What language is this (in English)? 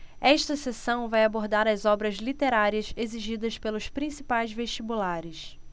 Portuguese